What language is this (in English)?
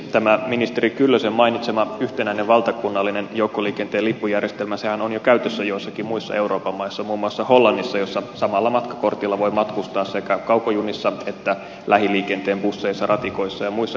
Finnish